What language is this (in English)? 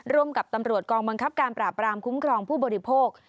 Thai